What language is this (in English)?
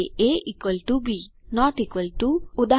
Gujarati